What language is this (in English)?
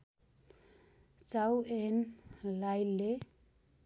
Nepali